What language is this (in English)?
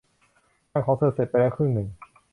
Thai